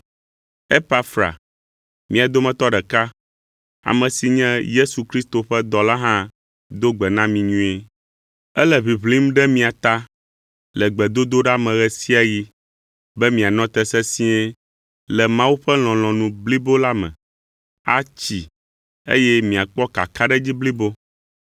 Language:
Ewe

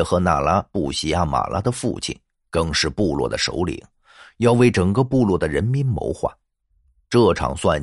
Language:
Chinese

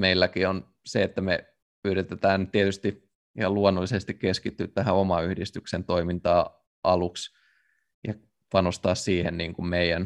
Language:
Finnish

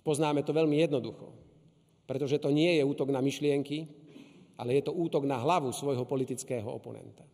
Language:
Slovak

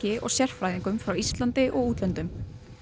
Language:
Icelandic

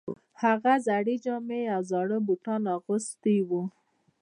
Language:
Pashto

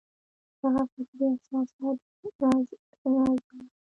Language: Pashto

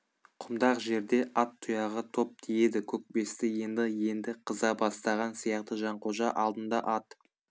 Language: Kazakh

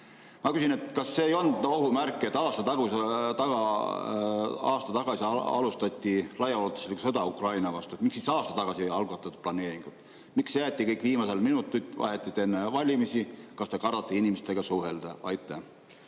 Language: Estonian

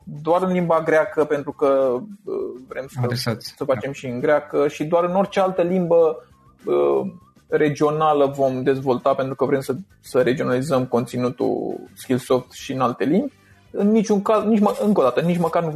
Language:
Romanian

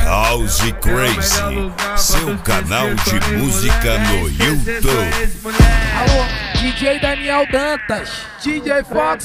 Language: Romanian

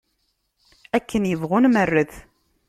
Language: Kabyle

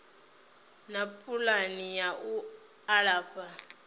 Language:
Venda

